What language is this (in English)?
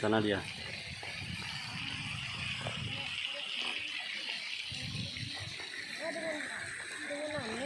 Indonesian